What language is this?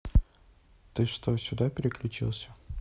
Russian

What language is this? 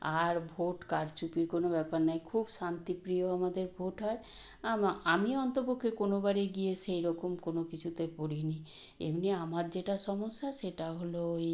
Bangla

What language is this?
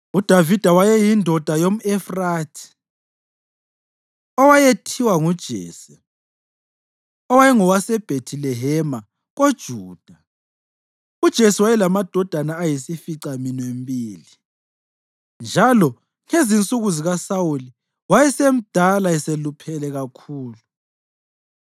North Ndebele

